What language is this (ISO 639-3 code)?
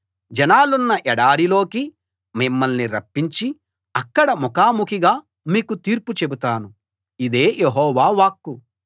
tel